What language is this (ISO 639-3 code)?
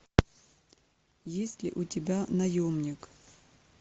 rus